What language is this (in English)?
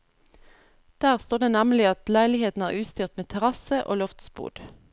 Norwegian